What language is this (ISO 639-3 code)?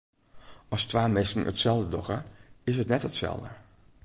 fry